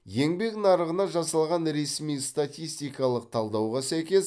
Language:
Kazakh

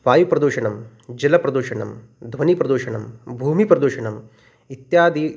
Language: Sanskrit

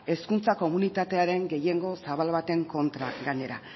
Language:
Basque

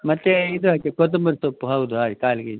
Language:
Kannada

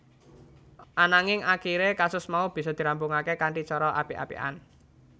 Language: Javanese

